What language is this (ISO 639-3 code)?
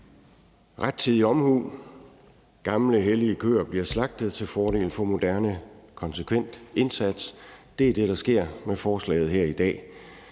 dan